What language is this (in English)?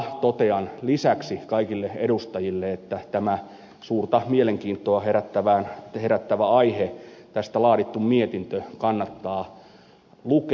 Finnish